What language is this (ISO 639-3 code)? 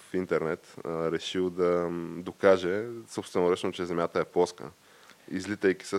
bul